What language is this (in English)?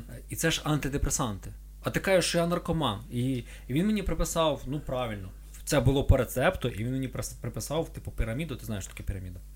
Ukrainian